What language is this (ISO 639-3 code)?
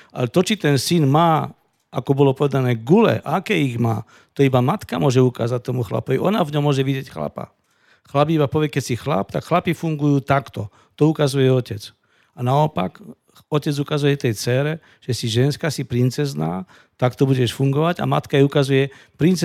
slk